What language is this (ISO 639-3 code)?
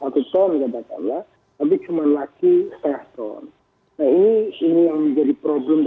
ind